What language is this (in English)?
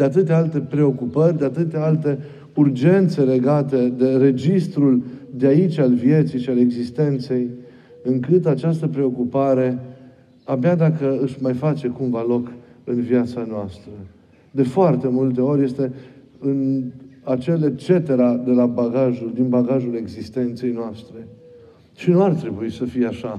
Romanian